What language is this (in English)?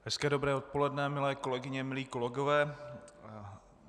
Czech